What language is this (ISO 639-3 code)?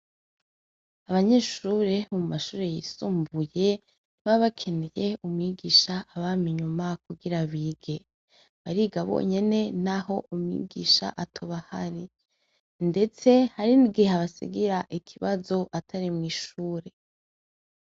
run